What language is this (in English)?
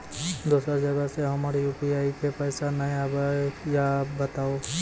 Maithili